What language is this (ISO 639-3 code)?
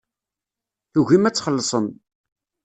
kab